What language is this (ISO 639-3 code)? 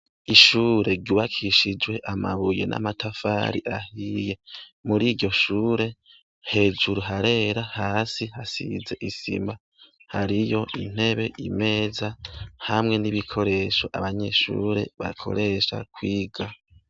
run